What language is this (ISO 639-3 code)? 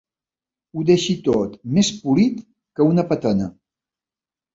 cat